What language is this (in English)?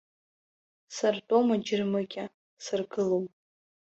Abkhazian